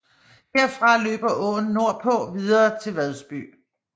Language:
Danish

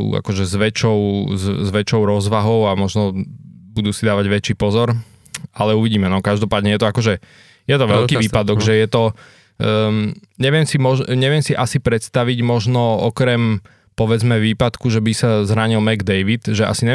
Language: Slovak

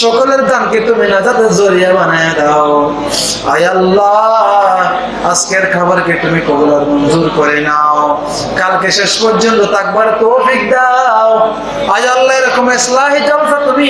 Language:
Turkish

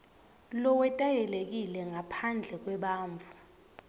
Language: Swati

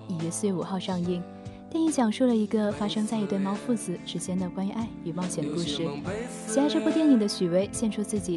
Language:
Chinese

